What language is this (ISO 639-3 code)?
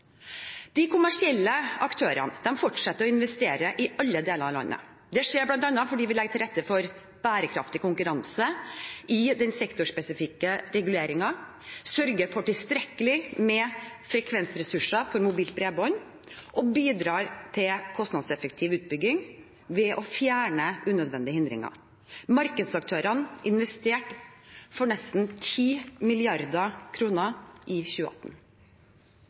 nob